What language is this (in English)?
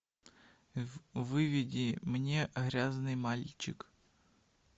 Russian